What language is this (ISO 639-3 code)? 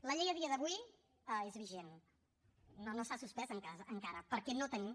cat